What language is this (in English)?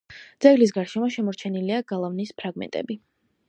Georgian